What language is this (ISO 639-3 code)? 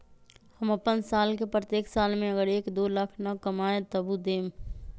mag